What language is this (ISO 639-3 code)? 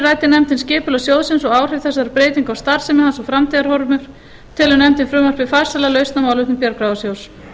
isl